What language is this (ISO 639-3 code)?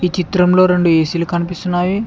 tel